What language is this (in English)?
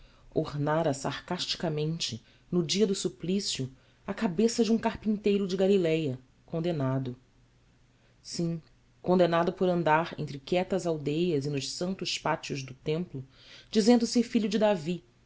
Portuguese